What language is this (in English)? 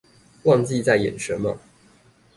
Chinese